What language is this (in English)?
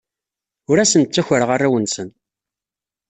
Kabyle